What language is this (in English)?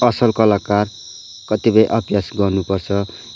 Nepali